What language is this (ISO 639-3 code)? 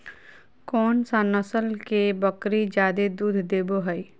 mag